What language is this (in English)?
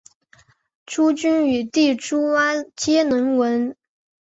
Chinese